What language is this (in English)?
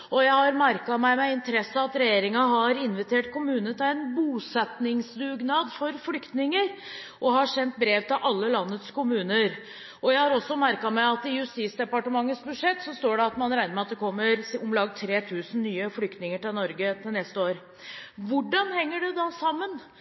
Norwegian Bokmål